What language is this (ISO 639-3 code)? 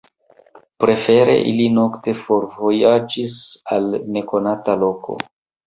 epo